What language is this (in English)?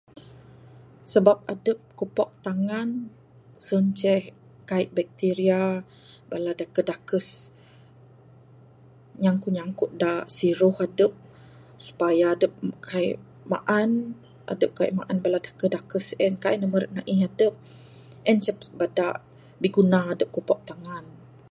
Bukar-Sadung Bidayuh